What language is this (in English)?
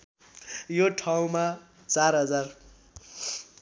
Nepali